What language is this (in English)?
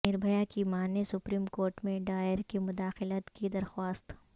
Urdu